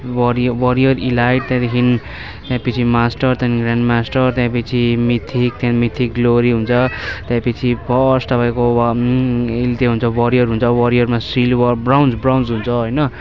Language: Nepali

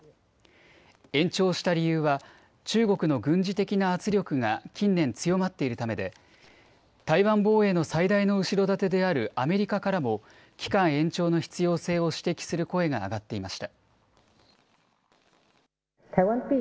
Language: Japanese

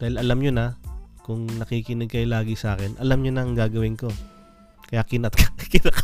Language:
Filipino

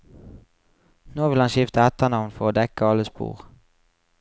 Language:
Norwegian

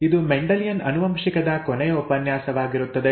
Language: Kannada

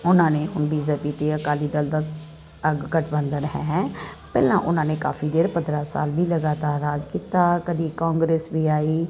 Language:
Punjabi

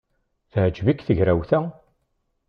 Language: Kabyle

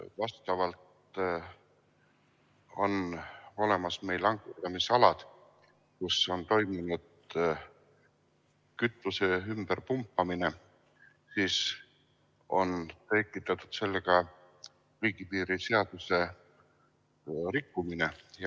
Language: Estonian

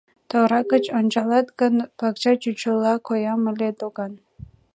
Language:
Mari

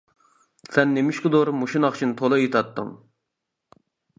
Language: Uyghur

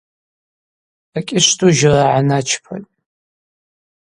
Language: Abaza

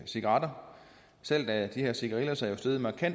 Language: Danish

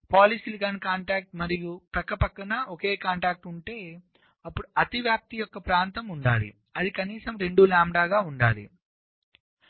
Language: Telugu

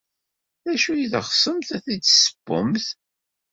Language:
Kabyle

